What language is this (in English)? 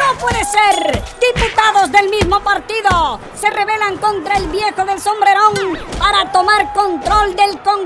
Spanish